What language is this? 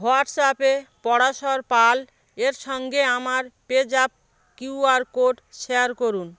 Bangla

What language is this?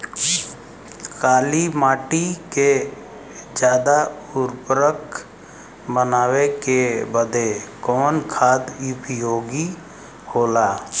Bhojpuri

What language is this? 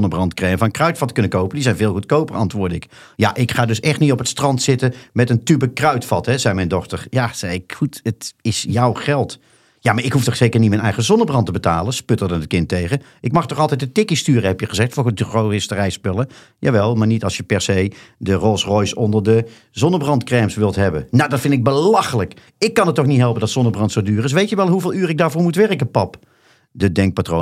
Dutch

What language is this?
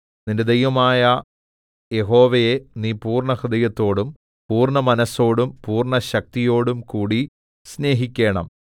Malayalam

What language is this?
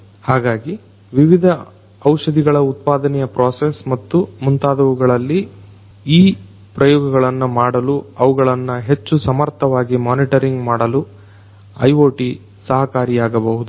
Kannada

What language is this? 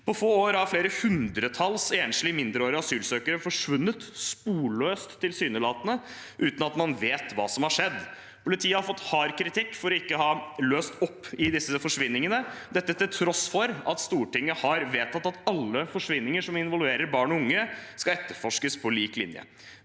Norwegian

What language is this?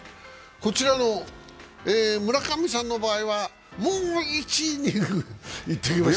Japanese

